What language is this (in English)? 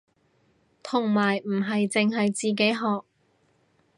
Cantonese